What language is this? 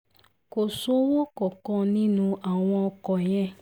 Yoruba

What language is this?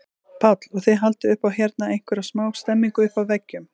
Icelandic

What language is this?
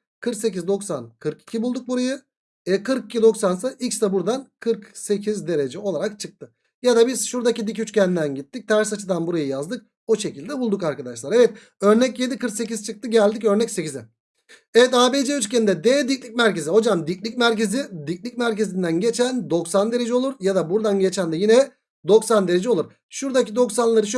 Turkish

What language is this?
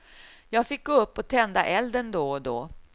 Swedish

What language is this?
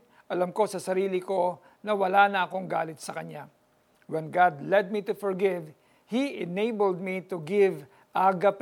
Filipino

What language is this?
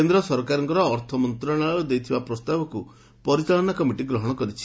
Odia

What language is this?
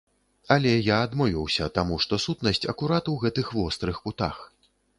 Belarusian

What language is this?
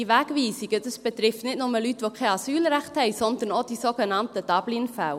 Swiss German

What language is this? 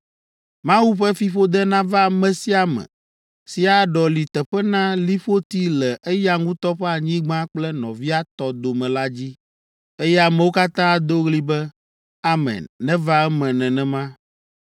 Ewe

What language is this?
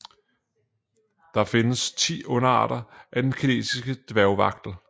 Danish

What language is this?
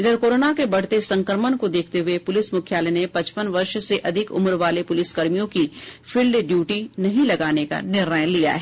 Hindi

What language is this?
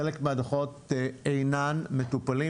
Hebrew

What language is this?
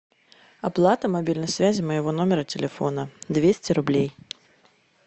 Russian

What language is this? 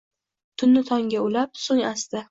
Uzbek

